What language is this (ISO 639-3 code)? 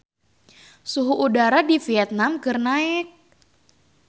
sun